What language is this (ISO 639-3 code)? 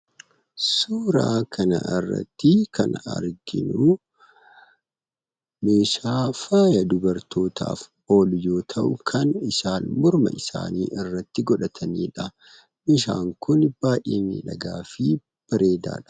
orm